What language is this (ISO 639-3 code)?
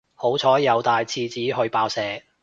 yue